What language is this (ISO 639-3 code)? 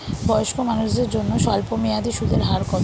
ben